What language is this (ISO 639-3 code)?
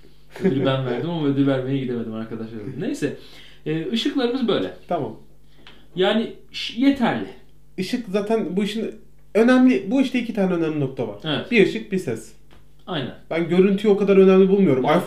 tur